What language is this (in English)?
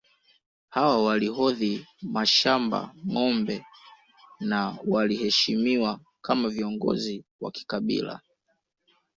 Swahili